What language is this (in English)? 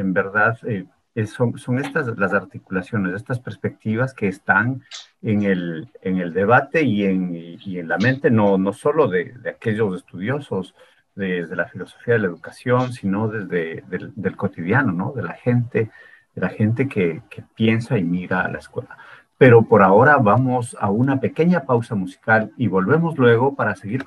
Spanish